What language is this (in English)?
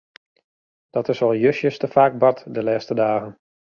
Western Frisian